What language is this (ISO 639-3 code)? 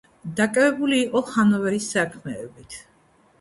kat